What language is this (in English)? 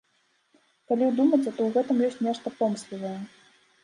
Belarusian